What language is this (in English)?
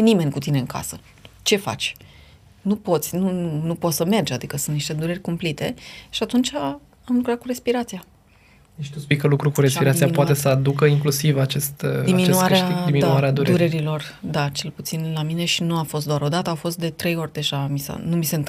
Romanian